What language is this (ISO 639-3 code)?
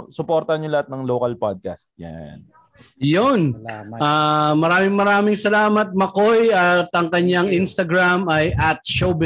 fil